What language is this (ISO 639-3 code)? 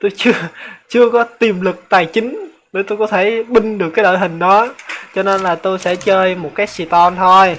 vie